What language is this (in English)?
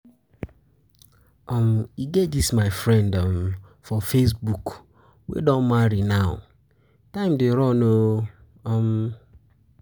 Nigerian Pidgin